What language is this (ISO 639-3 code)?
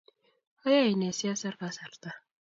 kln